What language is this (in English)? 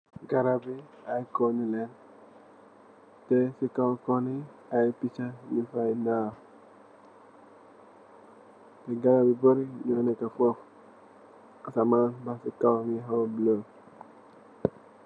Wolof